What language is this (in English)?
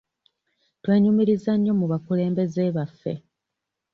Ganda